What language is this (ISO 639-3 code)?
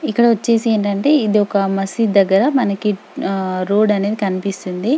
tel